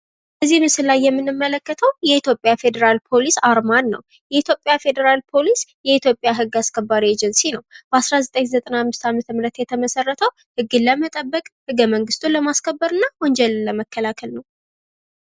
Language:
Amharic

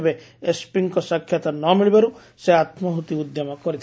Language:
Odia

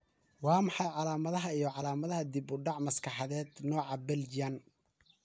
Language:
Somali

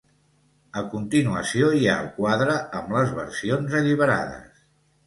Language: Catalan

